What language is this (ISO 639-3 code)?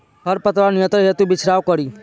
bho